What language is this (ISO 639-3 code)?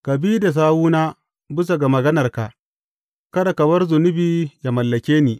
hau